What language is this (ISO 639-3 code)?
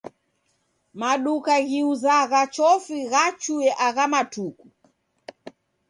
dav